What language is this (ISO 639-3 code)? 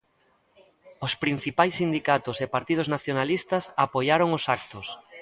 glg